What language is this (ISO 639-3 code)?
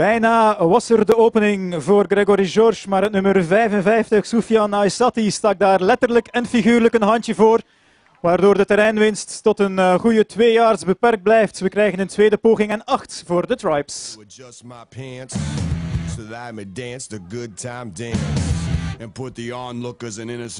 nld